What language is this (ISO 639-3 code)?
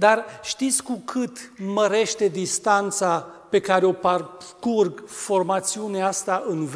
ron